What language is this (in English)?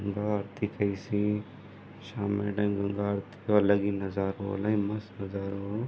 Sindhi